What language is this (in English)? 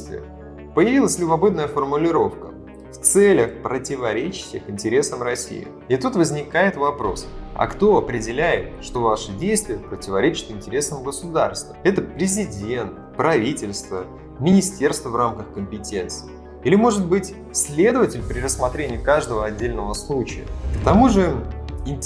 Russian